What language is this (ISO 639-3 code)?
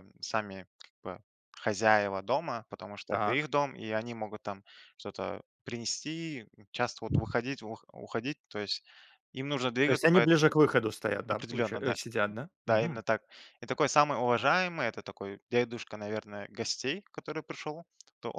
rus